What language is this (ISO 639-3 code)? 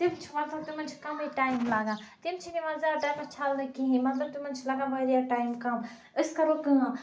kas